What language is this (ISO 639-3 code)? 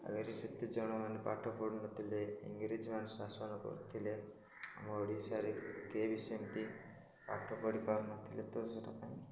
ori